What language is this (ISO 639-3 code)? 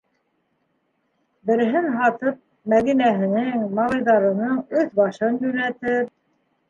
bak